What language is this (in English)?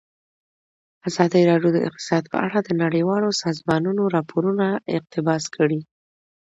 Pashto